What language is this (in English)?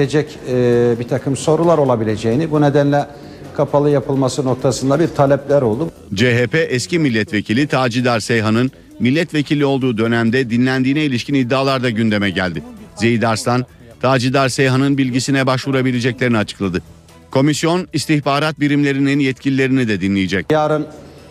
Turkish